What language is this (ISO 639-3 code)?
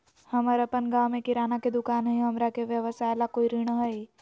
mag